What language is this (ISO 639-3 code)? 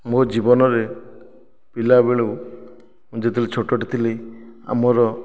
ori